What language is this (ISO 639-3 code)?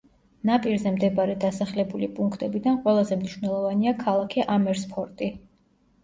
kat